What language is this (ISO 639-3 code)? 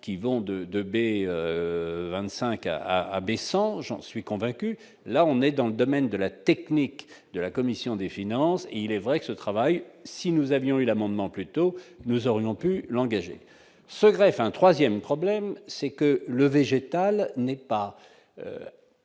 fra